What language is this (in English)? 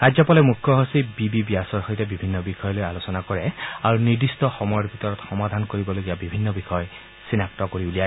Assamese